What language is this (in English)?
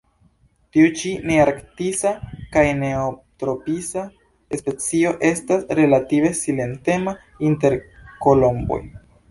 Esperanto